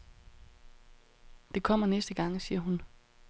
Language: Danish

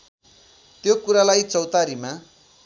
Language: Nepali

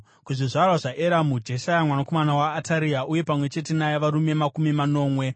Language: Shona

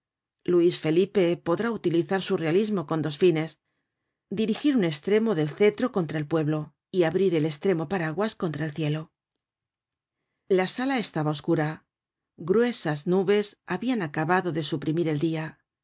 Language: Spanish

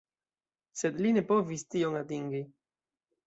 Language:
Esperanto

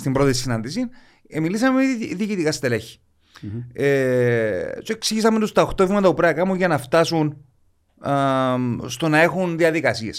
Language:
Greek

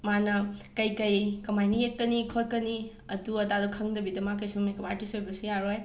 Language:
Manipuri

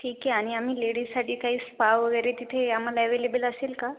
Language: Marathi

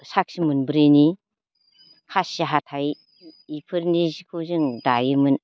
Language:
Bodo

